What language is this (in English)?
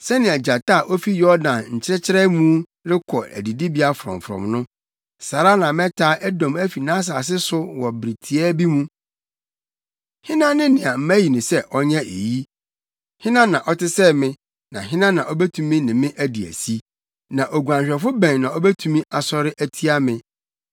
Akan